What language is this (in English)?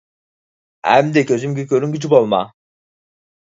Uyghur